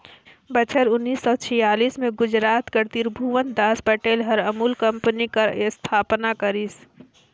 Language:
Chhattisgarhi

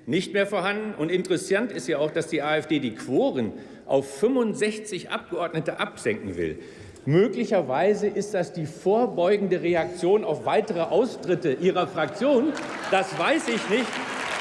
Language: German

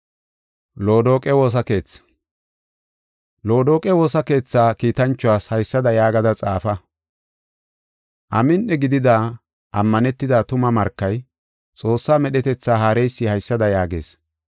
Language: Gofa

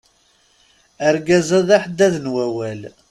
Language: Kabyle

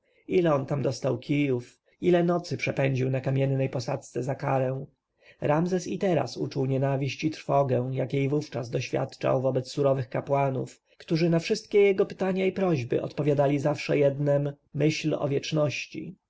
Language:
Polish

